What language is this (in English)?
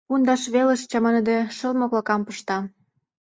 Mari